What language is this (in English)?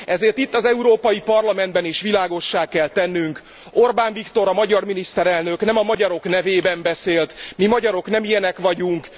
Hungarian